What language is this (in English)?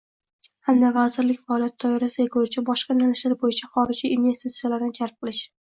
Uzbek